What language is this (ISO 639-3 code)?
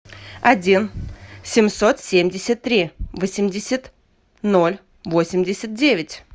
rus